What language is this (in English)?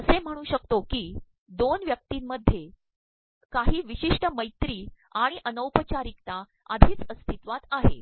Marathi